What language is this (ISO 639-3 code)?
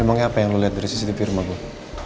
ind